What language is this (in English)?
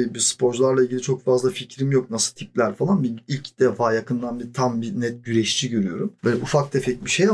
Turkish